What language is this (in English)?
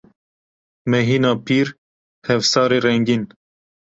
Kurdish